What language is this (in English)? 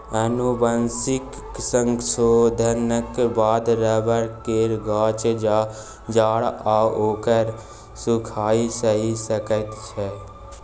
Maithili